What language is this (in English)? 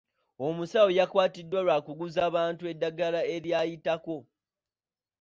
Ganda